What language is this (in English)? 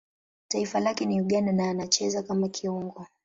Swahili